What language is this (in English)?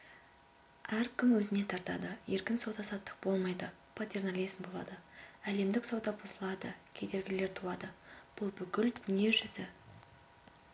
Kazakh